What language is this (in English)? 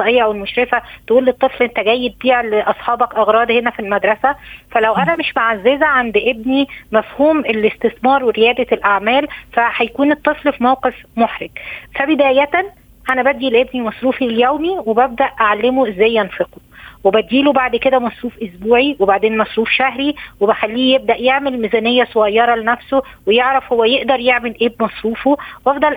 Arabic